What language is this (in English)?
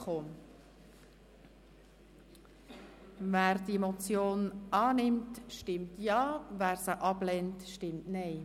Swiss German